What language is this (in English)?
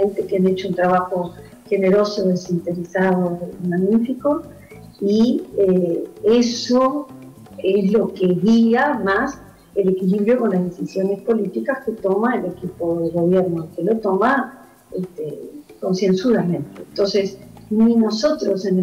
Spanish